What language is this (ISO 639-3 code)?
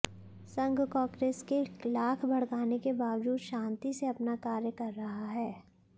hin